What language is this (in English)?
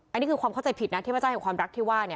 Thai